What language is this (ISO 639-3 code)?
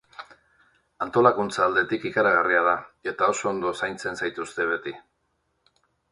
eus